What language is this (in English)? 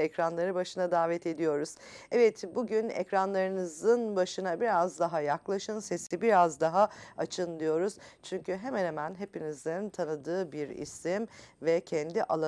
Turkish